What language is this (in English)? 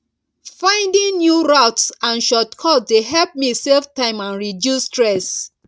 Nigerian Pidgin